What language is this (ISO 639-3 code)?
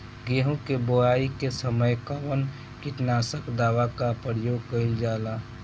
bho